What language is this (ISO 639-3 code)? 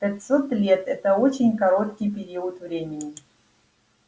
rus